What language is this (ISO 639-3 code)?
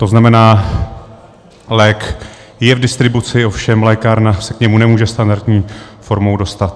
ces